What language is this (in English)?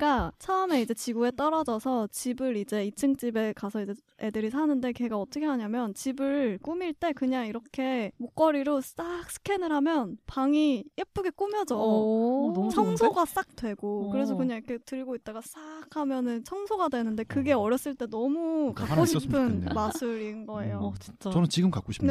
Korean